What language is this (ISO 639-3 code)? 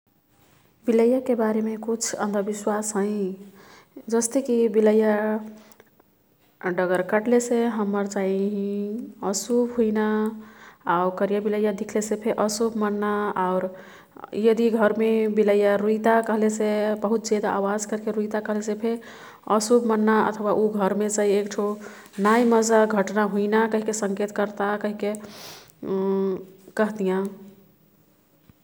tkt